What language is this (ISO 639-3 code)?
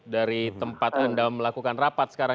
ind